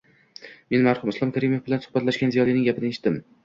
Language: Uzbek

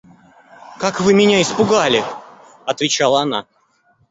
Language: Russian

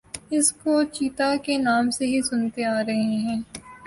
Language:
Urdu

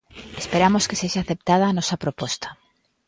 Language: Galician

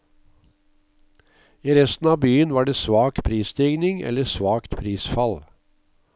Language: Norwegian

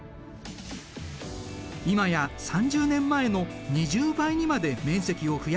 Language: Japanese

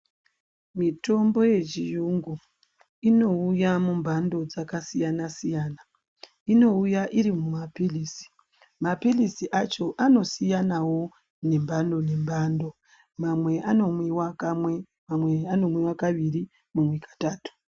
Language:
Ndau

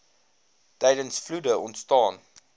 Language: Afrikaans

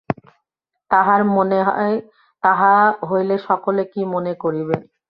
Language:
Bangla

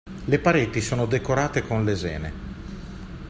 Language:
Italian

